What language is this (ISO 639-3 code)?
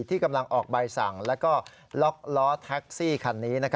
tha